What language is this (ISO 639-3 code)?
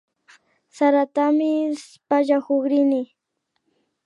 qvi